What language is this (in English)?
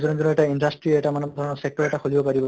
Assamese